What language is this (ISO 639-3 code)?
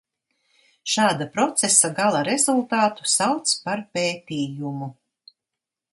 lav